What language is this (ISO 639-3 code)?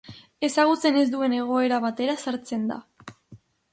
eus